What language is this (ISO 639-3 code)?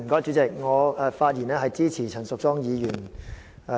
yue